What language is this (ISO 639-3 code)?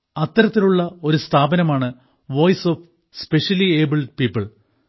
mal